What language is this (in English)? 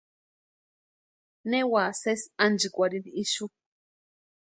Western Highland Purepecha